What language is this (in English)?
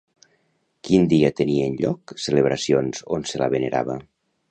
Catalan